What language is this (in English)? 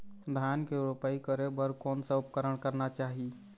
Chhattisgarhi